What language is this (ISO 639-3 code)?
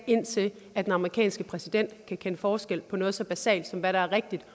dan